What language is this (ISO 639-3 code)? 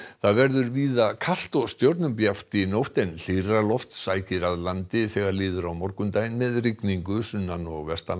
isl